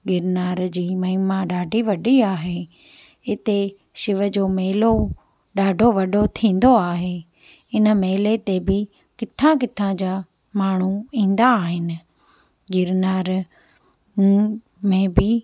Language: Sindhi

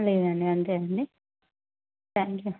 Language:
Telugu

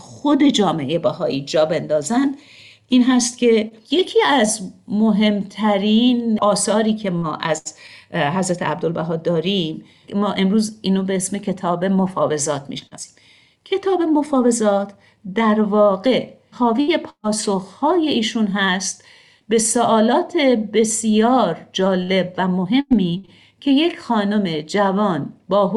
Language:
Persian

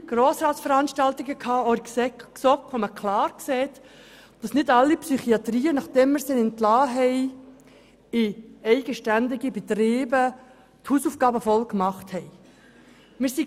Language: Swiss German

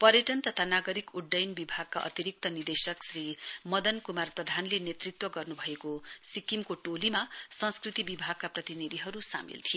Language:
Nepali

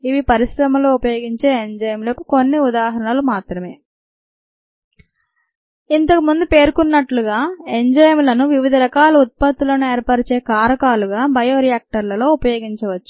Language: Telugu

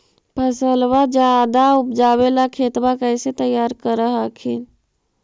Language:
Magahi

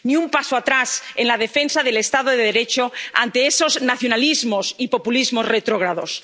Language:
Spanish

